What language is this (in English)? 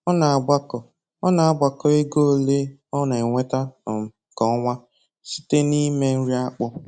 Igbo